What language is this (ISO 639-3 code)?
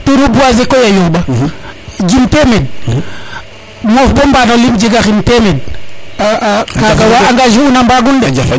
srr